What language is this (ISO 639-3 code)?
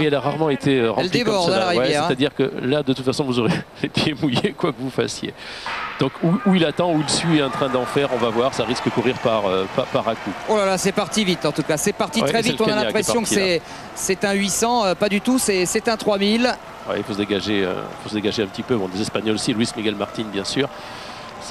fra